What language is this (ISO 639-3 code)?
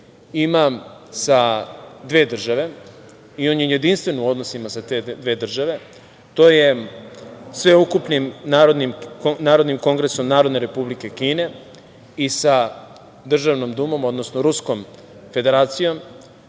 srp